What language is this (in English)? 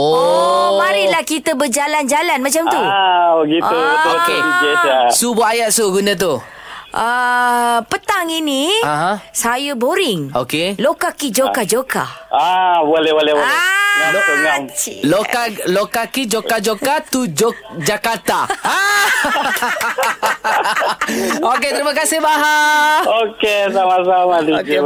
Malay